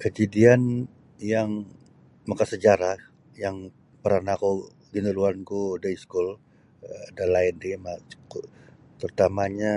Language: Sabah Bisaya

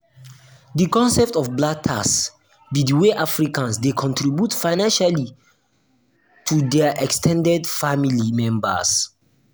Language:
Nigerian Pidgin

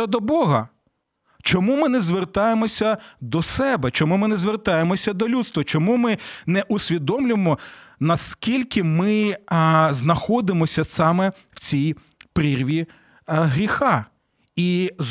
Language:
Ukrainian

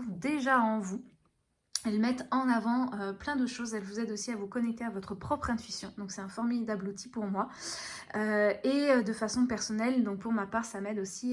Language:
French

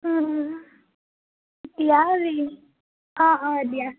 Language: Assamese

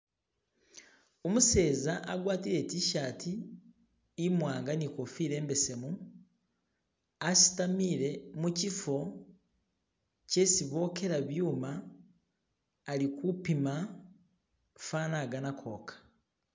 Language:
Masaaba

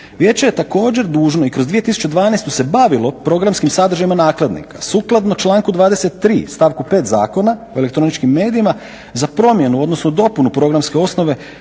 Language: Croatian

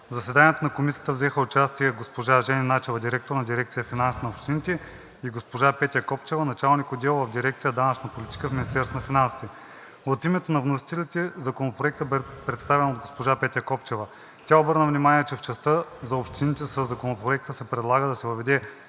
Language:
Bulgarian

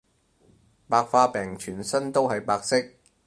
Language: Cantonese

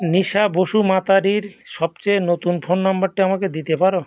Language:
Bangla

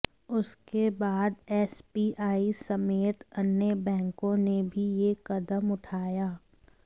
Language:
Hindi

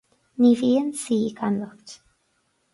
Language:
Irish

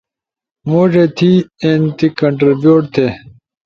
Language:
Ushojo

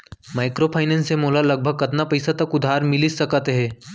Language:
Chhattisgarhi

